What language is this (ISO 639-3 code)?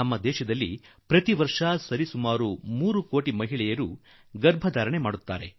kan